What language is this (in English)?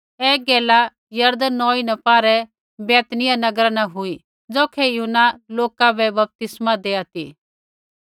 Kullu Pahari